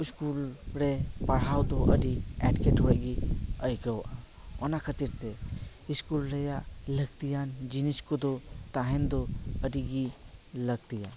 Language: Santali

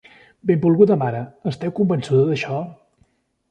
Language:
Catalan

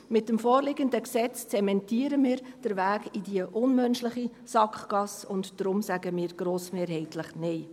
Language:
Swiss German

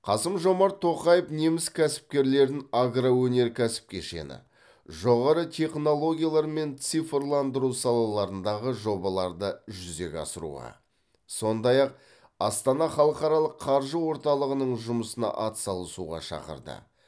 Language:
Kazakh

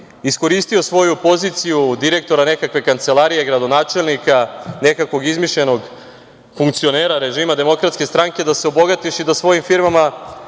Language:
Serbian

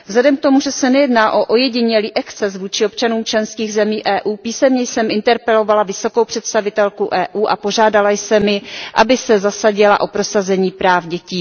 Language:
Czech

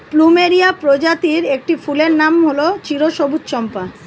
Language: Bangla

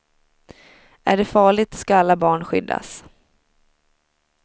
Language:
Swedish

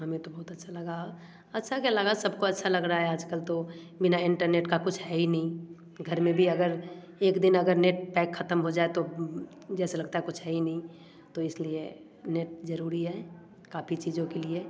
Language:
Hindi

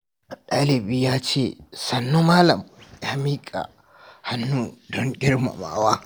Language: Hausa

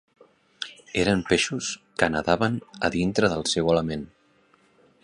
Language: Catalan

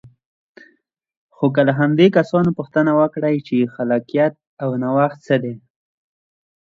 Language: Pashto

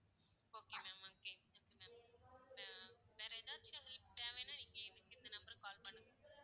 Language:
Tamil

